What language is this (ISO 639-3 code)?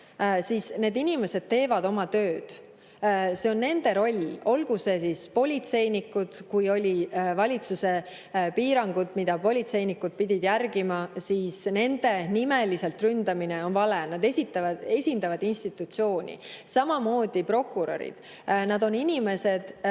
est